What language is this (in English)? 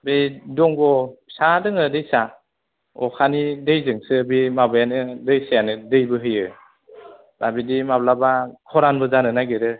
Bodo